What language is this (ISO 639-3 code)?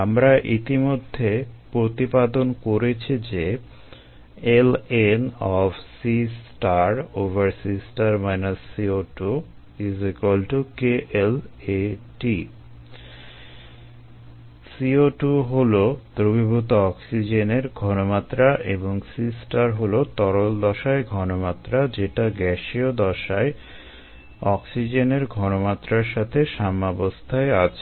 ben